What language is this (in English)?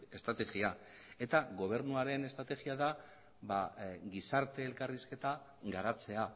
Basque